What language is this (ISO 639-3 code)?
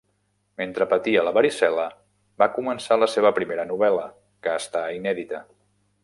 cat